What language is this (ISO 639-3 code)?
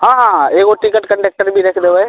mai